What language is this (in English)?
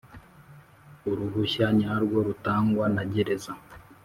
Kinyarwanda